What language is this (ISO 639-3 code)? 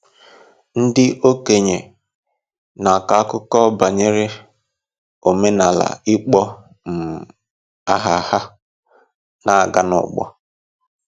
ibo